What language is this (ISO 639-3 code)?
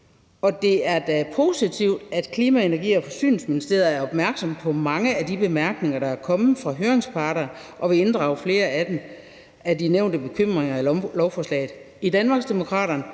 dan